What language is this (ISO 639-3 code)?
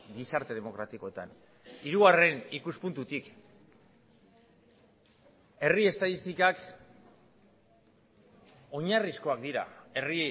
eus